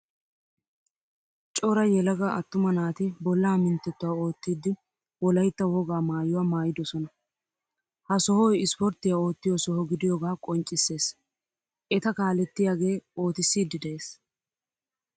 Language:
Wolaytta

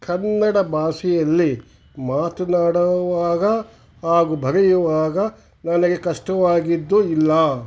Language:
Kannada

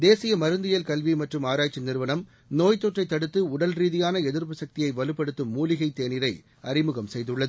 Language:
Tamil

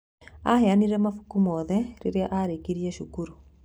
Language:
Kikuyu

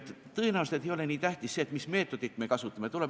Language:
Estonian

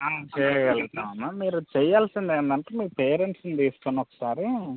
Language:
Telugu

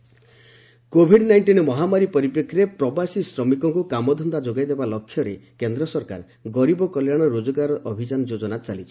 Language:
Odia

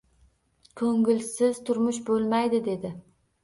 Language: Uzbek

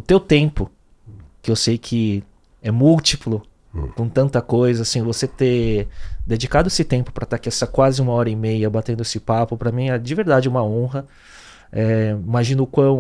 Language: Portuguese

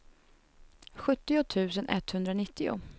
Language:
Swedish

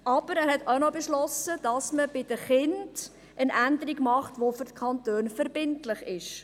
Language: Swiss German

